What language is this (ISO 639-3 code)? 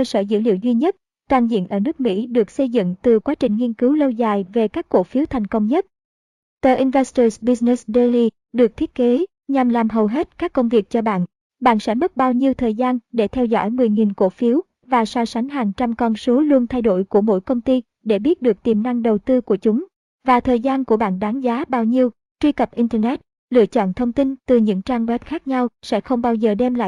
vie